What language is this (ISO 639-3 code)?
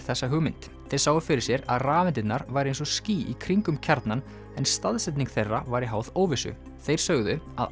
isl